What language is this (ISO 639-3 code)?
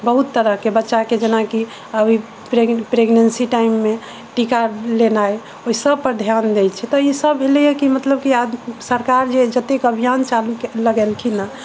mai